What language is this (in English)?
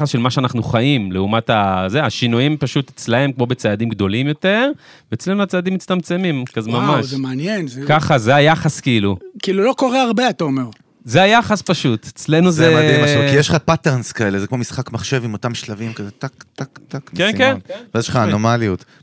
Hebrew